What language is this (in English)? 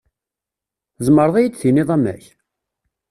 Kabyle